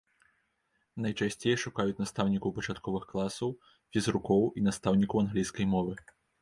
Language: Belarusian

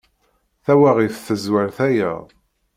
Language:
Kabyle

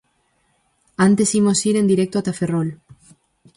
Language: Galician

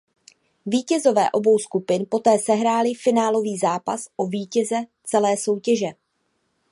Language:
Czech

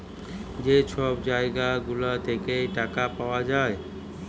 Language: Bangla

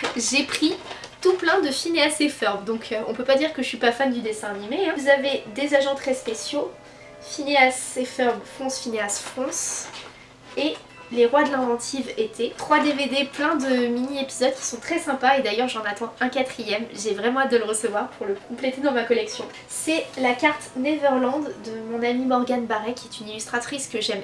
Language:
French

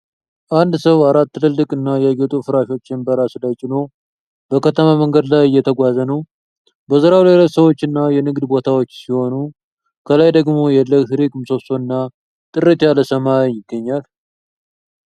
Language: Amharic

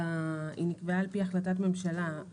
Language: Hebrew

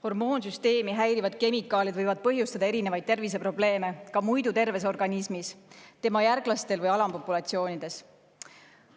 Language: Estonian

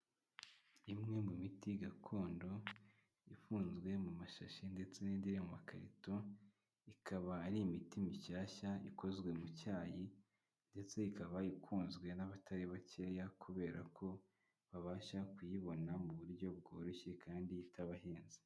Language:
Kinyarwanda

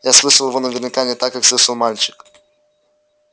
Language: Russian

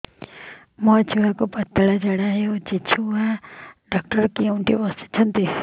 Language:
Odia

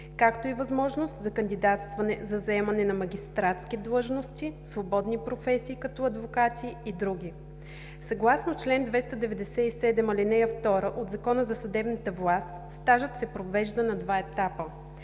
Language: Bulgarian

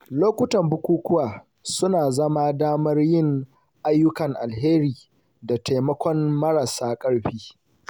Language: Hausa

